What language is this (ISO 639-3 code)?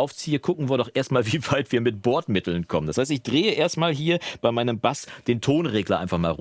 deu